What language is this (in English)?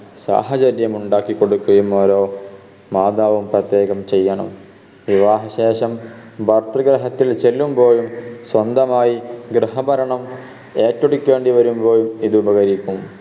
Malayalam